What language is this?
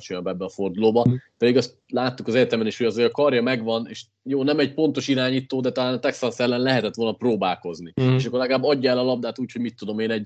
Hungarian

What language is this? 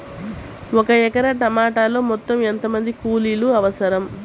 Telugu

